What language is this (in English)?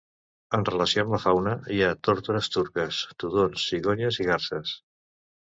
Catalan